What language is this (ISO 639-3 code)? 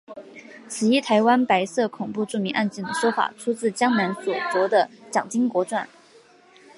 zho